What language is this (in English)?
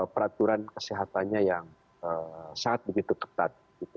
Indonesian